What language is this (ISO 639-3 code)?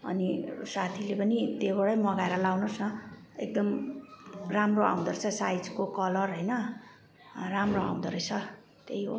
nep